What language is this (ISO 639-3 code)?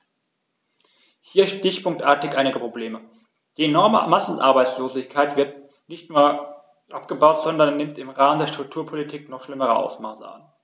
deu